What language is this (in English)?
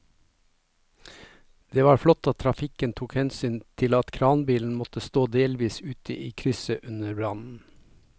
Norwegian